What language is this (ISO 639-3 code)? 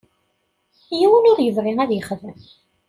kab